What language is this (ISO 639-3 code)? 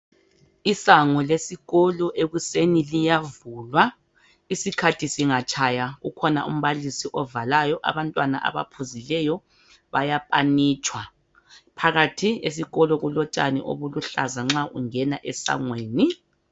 nde